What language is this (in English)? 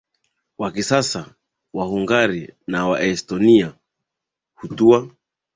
Swahili